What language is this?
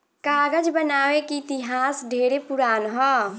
Bhojpuri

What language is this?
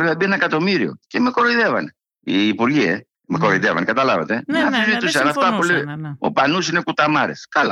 Greek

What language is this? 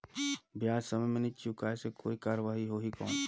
Chhattisgarhi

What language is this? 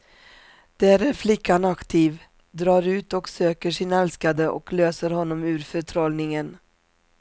Swedish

